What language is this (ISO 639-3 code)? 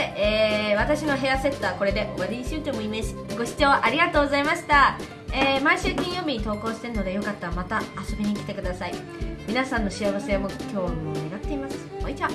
jpn